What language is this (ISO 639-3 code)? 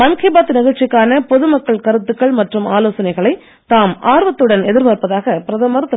tam